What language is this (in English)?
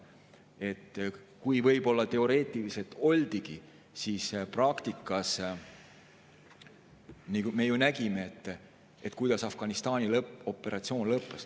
Estonian